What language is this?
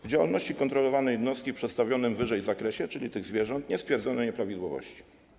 Polish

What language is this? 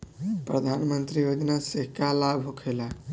Bhojpuri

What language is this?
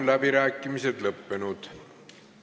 Estonian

